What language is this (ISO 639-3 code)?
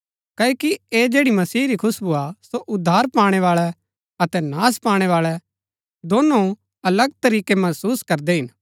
gbk